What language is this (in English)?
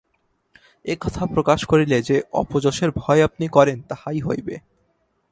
Bangla